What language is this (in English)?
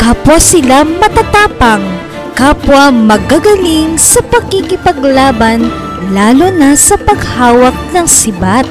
Filipino